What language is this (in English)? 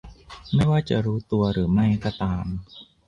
Thai